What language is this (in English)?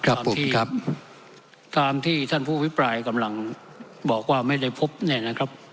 Thai